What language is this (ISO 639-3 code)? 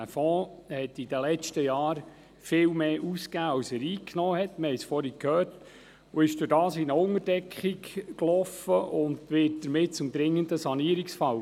gsw